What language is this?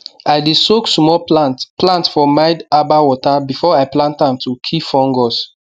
Nigerian Pidgin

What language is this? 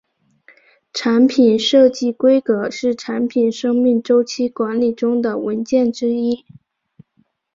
Chinese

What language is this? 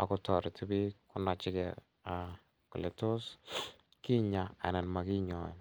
Kalenjin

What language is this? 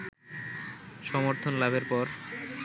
Bangla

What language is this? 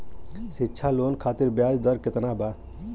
Bhojpuri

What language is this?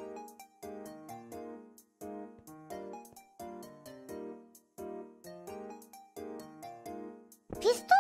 Japanese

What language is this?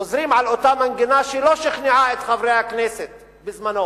Hebrew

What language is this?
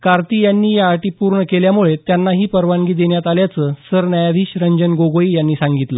Marathi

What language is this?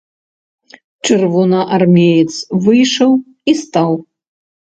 Belarusian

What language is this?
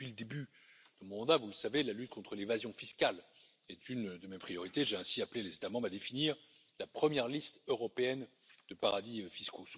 French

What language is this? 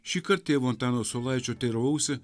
Lithuanian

